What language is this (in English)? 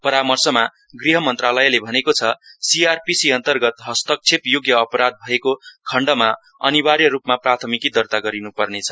Nepali